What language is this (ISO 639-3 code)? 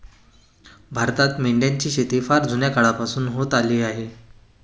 mar